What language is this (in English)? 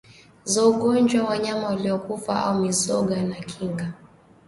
Swahili